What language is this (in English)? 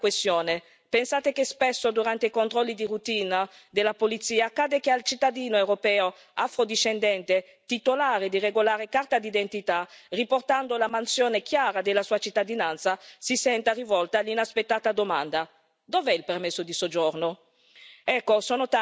Italian